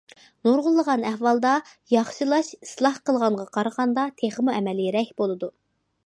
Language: Uyghur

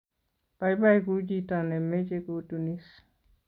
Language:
Kalenjin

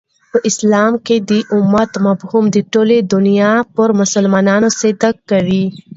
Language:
Pashto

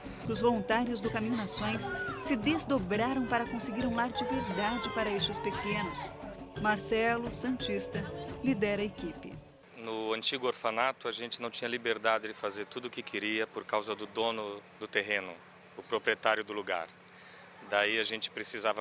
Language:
Portuguese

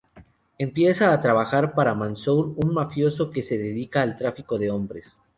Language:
Spanish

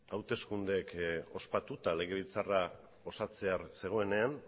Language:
Basque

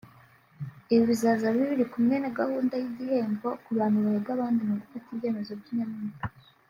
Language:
Kinyarwanda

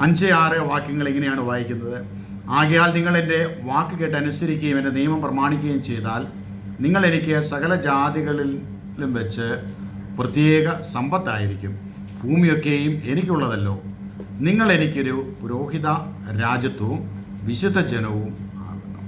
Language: Malayalam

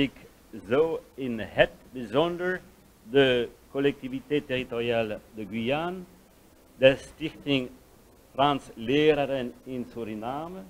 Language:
Dutch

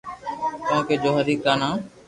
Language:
Loarki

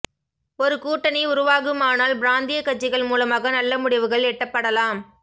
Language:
Tamil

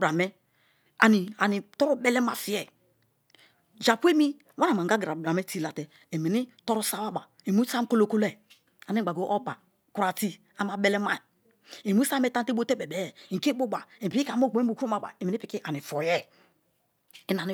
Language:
Kalabari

